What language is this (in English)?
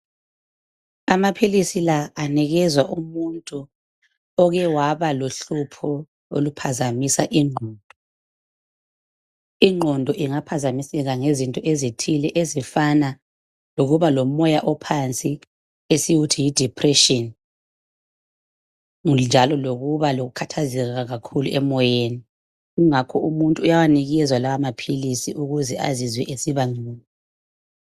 North Ndebele